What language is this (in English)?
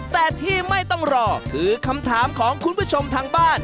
Thai